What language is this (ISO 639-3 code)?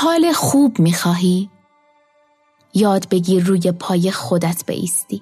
fas